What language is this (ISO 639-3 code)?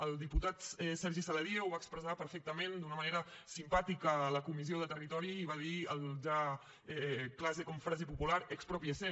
cat